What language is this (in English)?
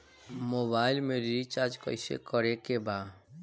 Bhojpuri